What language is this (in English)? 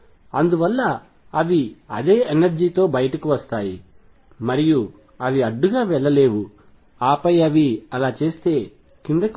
Telugu